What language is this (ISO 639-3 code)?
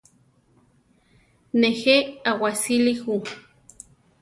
tar